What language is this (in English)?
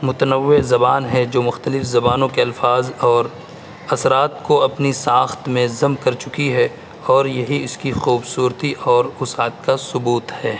Urdu